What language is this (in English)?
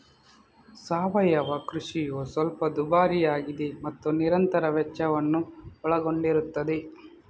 Kannada